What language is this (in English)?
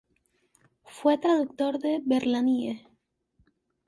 Spanish